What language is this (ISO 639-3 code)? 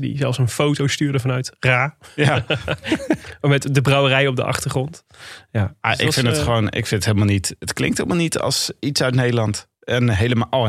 nld